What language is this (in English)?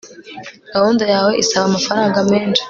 Kinyarwanda